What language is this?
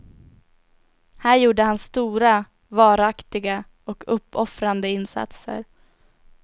Swedish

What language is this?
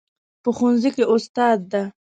Pashto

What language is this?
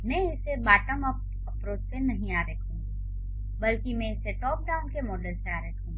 Hindi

